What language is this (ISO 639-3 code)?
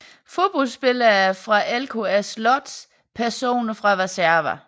dan